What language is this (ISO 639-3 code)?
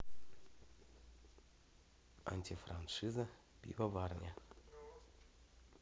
rus